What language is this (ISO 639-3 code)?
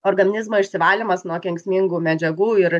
lit